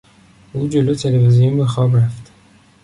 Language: Persian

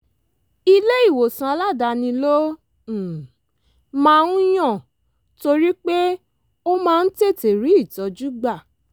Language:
Yoruba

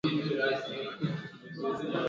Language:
Swahili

